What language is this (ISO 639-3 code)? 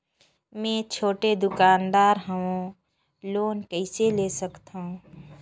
hne